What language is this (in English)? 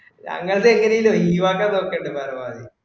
Malayalam